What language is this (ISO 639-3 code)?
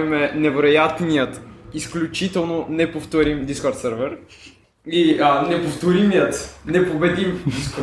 bul